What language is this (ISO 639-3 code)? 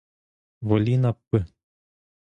ukr